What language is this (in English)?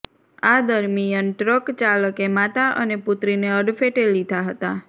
Gujarati